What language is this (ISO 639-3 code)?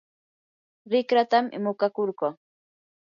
qur